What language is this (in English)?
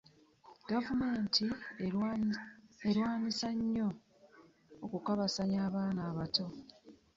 Ganda